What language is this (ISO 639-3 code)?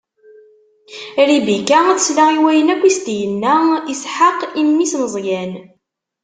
kab